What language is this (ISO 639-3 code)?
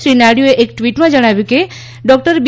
guj